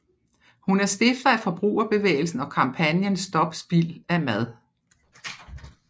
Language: Danish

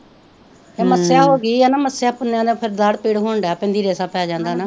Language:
Punjabi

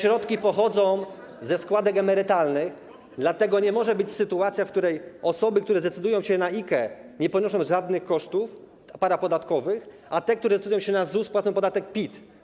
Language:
Polish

